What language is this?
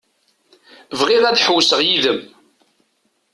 Kabyle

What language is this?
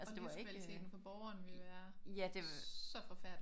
Danish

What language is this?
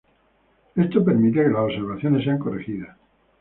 Spanish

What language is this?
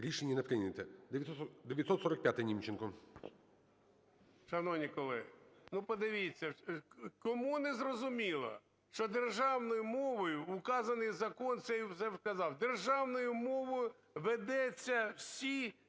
Ukrainian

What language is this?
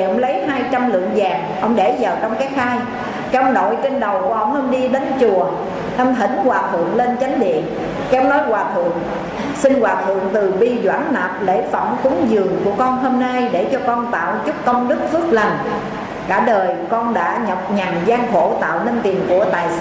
Vietnamese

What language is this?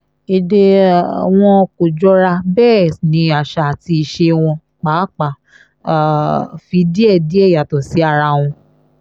Yoruba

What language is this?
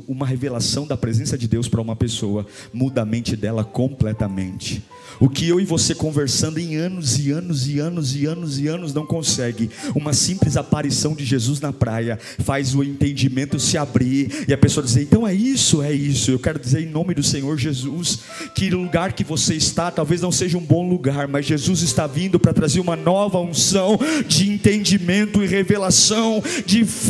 Portuguese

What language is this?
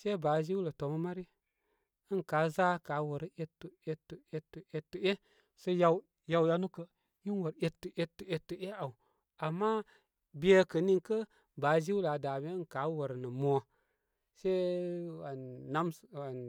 Koma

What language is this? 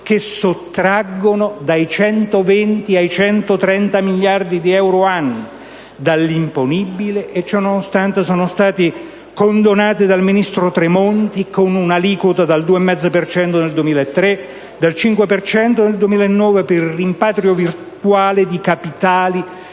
Italian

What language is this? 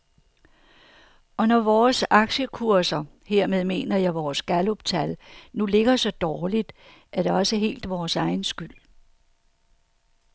Danish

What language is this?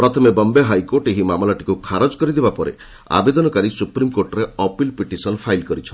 Odia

